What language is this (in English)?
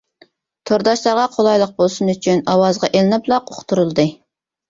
Uyghur